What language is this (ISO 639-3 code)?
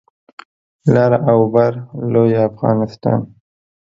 pus